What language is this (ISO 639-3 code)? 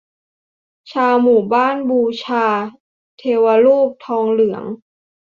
tha